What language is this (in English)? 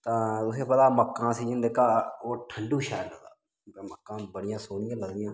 Dogri